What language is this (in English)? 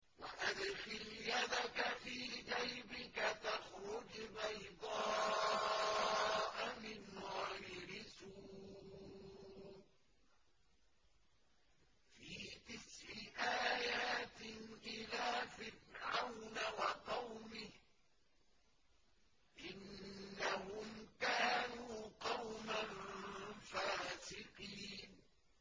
Arabic